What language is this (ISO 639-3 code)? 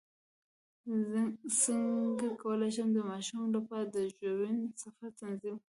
pus